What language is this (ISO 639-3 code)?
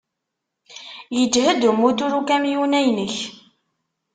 kab